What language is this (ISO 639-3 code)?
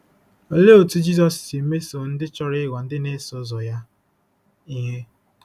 ibo